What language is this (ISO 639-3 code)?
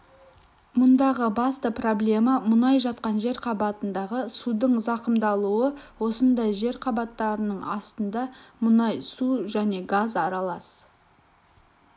kaz